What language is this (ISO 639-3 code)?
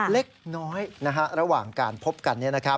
tha